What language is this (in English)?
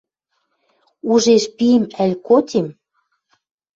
Western Mari